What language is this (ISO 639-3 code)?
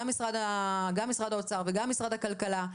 heb